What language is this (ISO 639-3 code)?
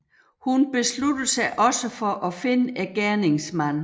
dan